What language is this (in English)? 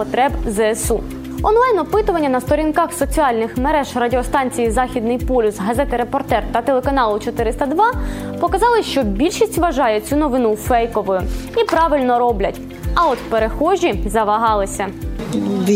Ukrainian